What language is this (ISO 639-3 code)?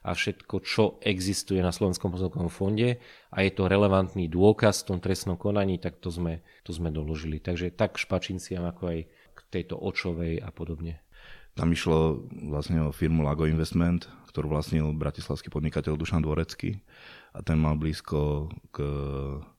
slk